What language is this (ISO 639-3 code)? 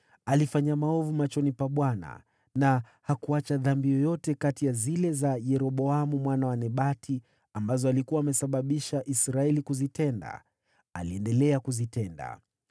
swa